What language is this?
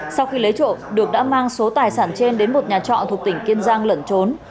Vietnamese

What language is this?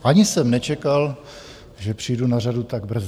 Czech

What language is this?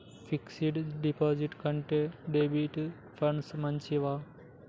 Telugu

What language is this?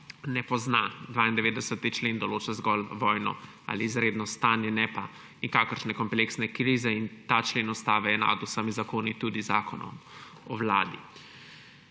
Slovenian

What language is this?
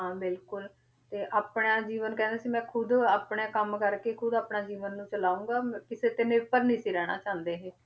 Punjabi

